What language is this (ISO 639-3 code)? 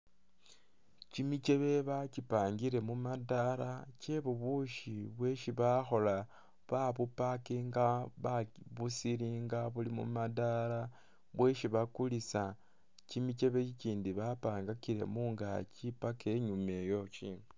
myx